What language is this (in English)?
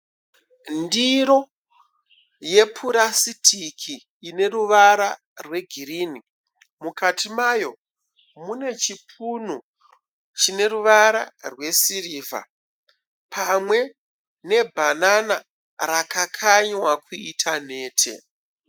Shona